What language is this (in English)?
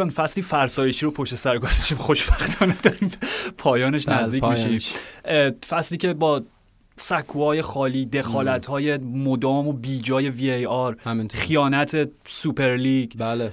Persian